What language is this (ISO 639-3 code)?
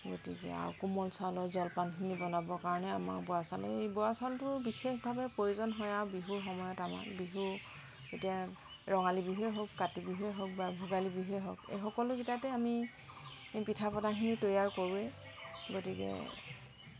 asm